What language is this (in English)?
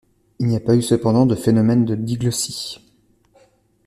French